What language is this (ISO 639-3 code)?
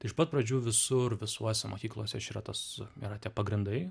lit